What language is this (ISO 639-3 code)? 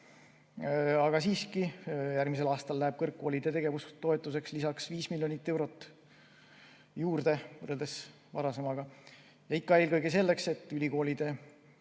est